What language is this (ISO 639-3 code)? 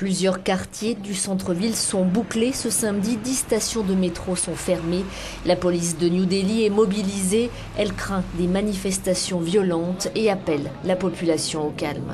fra